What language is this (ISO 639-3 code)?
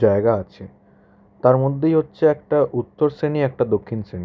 ben